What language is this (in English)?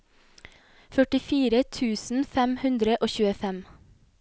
Norwegian